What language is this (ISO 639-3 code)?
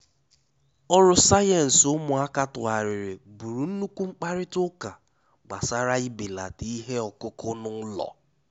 ibo